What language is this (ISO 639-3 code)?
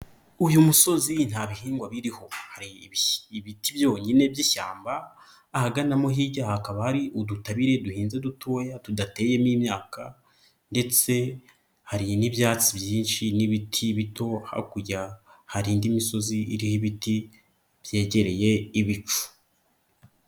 kin